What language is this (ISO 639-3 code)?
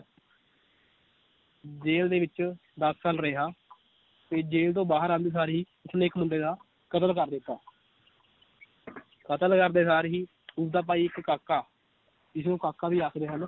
pan